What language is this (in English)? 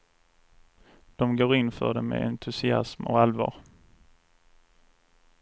Swedish